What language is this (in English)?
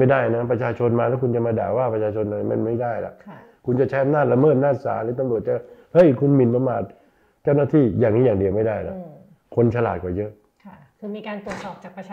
Thai